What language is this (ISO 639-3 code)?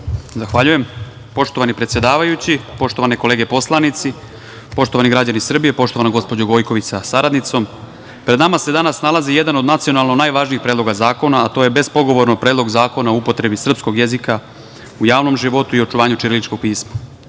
srp